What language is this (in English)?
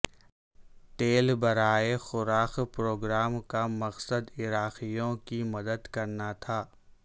Urdu